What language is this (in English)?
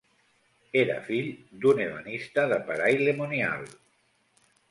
Catalan